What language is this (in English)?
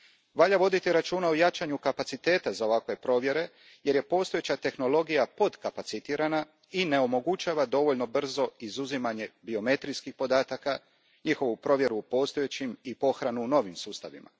Croatian